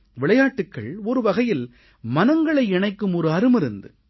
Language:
Tamil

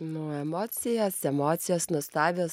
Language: Lithuanian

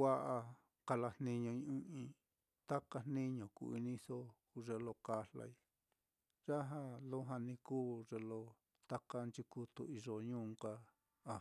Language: Mitlatongo Mixtec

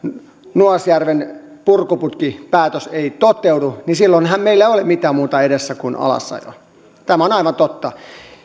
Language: Finnish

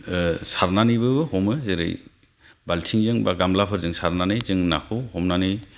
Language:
Bodo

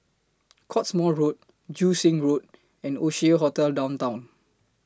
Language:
English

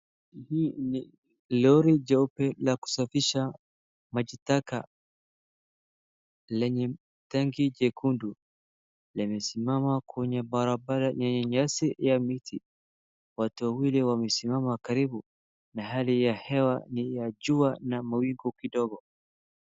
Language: Swahili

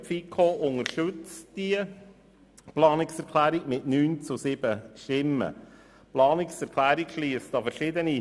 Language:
Swiss German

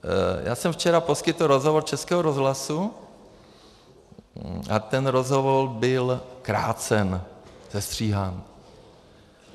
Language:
Czech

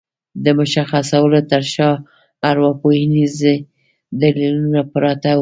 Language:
Pashto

